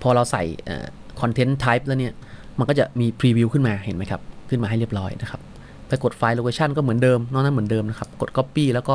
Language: Thai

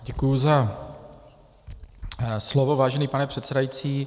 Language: Czech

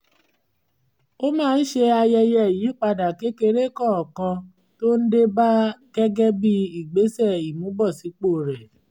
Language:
Yoruba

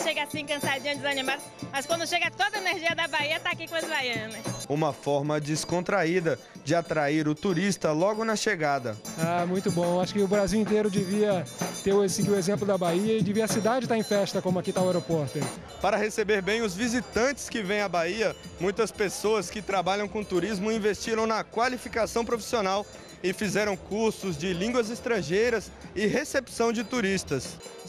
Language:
Portuguese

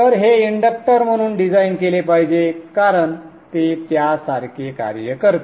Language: Marathi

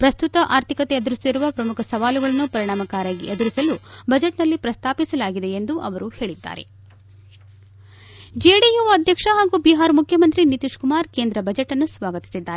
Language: Kannada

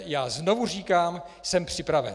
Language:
Czech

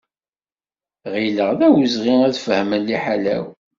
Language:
Kabyle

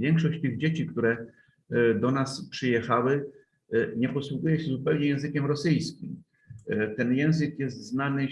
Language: Polish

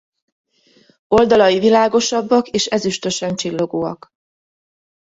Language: Hungarian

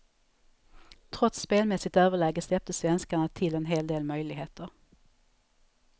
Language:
Swedish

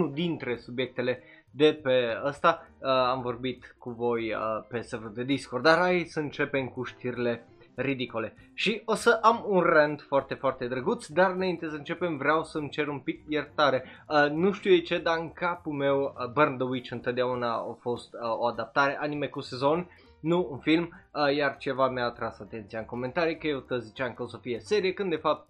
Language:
Romanian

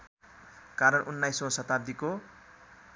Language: Nepali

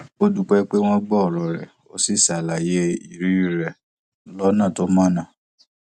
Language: Yoruba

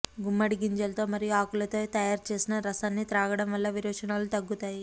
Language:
Telugu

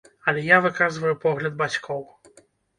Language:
Belarusian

